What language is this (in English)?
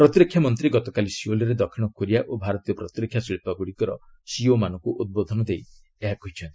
Odia